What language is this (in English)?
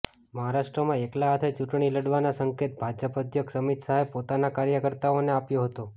Gujarati